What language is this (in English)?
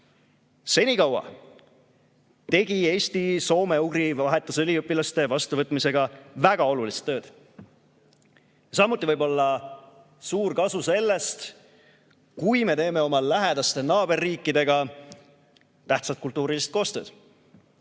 Estonian